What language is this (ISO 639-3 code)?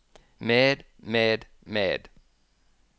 nor